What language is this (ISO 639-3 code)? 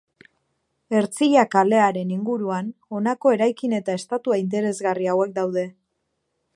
eus